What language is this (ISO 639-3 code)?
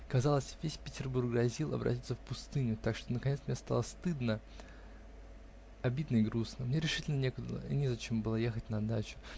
rus